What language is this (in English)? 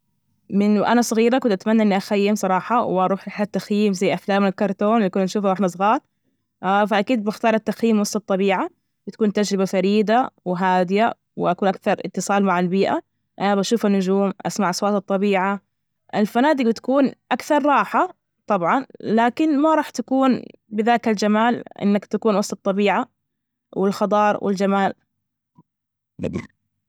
Najdi Arabic